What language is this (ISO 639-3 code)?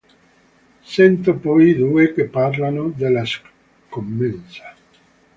ita